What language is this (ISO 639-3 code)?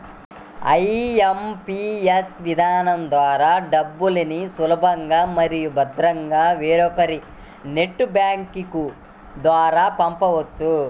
tel